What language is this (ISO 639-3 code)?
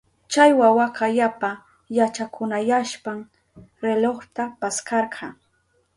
qup